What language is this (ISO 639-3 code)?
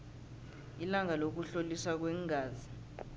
nbl